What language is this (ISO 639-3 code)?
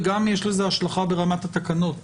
heb